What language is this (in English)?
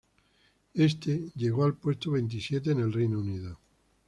Spanish